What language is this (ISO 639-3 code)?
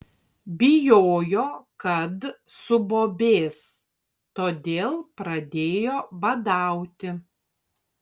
lit